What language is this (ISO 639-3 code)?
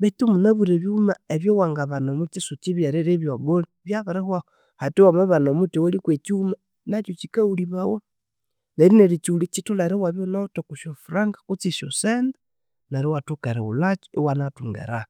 koo